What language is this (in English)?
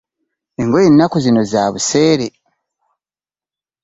Ganda